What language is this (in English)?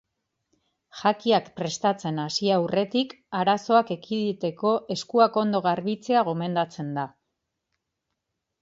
Basque